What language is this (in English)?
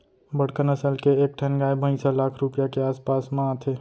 Chhattisgarhi